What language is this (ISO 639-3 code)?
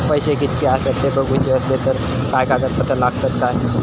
mar